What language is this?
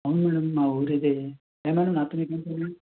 Telugu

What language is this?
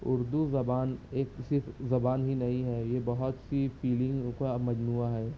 Urdu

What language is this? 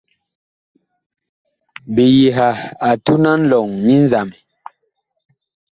Bakoko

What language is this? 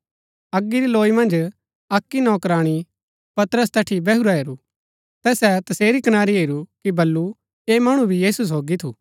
Gaddi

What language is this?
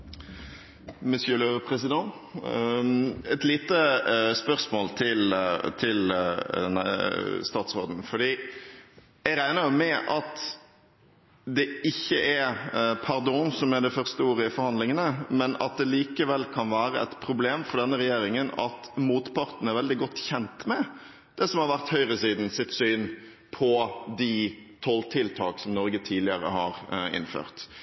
Norwegian Bokmål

